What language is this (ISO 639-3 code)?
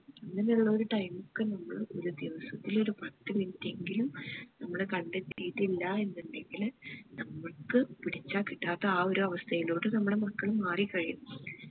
mal